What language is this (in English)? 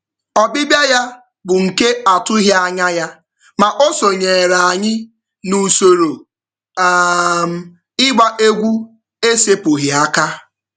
Igbo